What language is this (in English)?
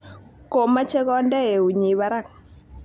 Kalenjin